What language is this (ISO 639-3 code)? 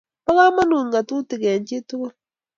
kln